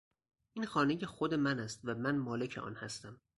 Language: Persian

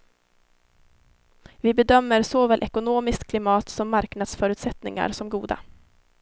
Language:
Swedish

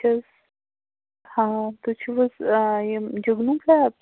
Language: Kashmiri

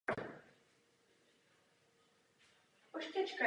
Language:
Czech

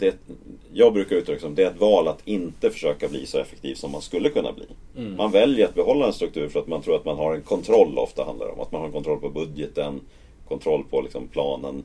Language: Swedish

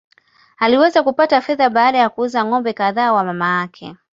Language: Swahili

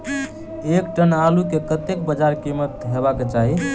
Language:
Maithili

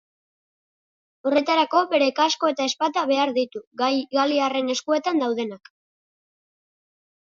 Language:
Basque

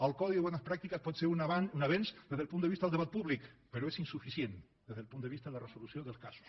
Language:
Catalan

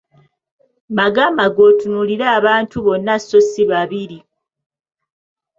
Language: Ganda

